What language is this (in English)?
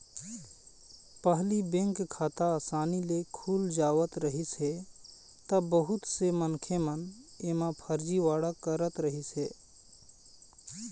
Chhattisgarhi